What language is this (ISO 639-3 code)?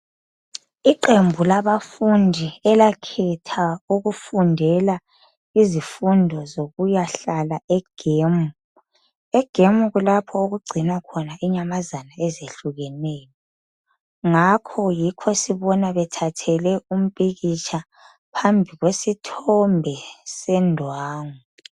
nde